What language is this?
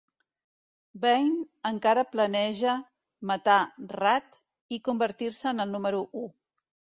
Catalan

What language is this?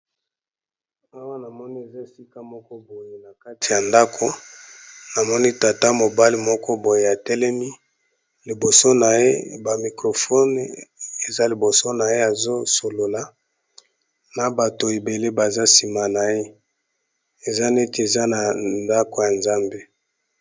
Lingala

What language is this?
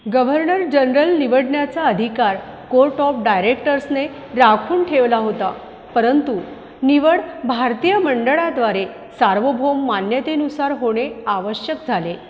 Marathi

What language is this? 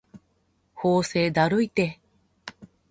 Japanese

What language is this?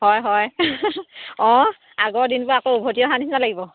Assamese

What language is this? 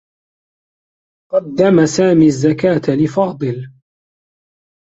Arabic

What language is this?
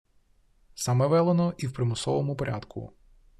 Ukrainian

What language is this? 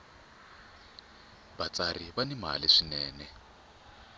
Tsonga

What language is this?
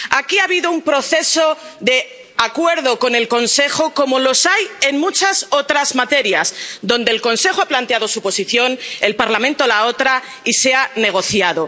Spanish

